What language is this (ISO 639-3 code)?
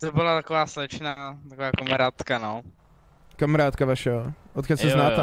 ces